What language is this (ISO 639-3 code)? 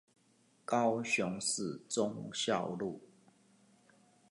zho